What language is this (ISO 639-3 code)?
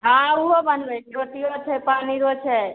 mai